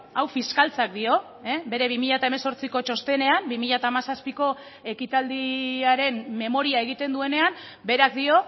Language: Basque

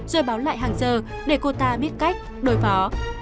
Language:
Vietnamese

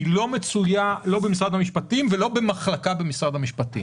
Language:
Hebrew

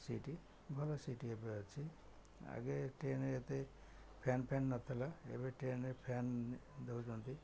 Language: Odia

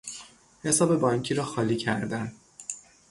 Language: Persian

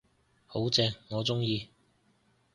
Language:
Cantonese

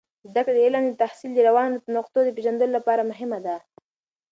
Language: Pashto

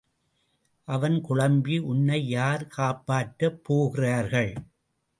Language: Tamil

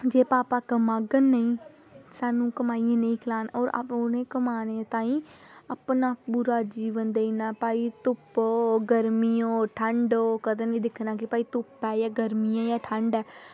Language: Dogri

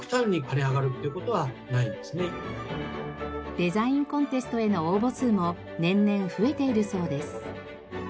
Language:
Japanese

